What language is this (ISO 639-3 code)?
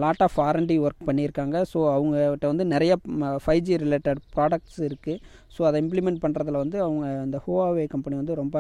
tam